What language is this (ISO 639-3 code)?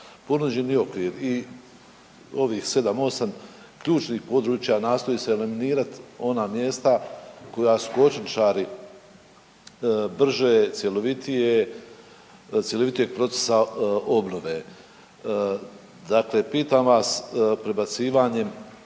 hrv